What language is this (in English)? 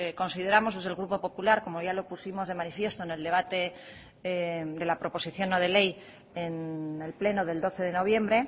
Spanish